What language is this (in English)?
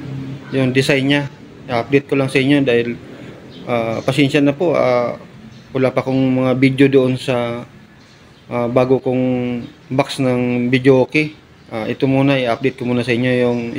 Filipino